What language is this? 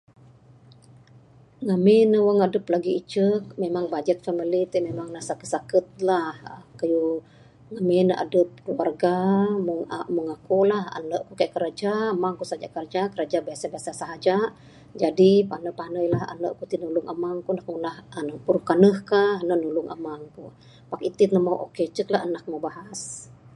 Bukar-Sadung Bidayuh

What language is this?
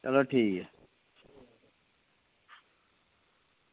Dogri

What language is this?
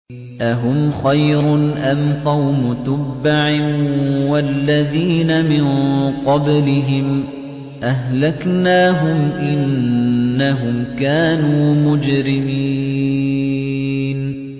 Arabic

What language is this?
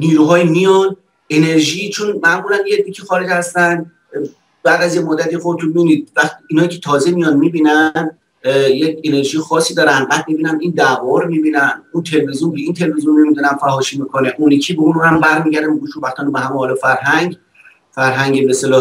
Persian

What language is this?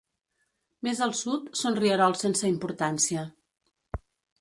Catalan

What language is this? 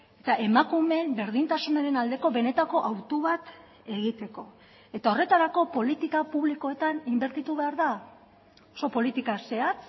Basque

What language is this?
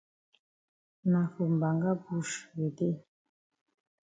Cameroon Pidgin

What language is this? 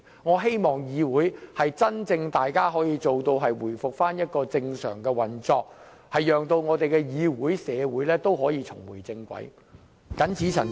Cantonese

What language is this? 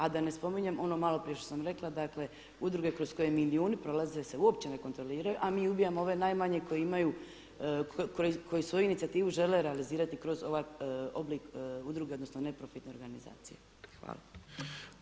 Croatian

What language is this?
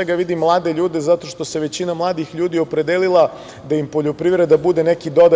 Serbian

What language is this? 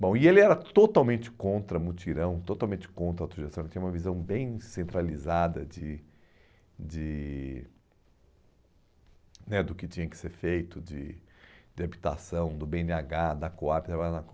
Portuguese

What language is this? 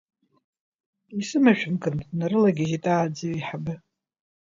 Abkhazian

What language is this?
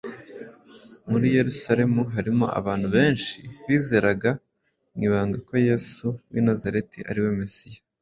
Kinyarwanda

